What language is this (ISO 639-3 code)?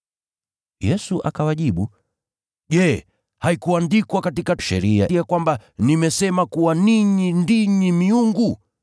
swa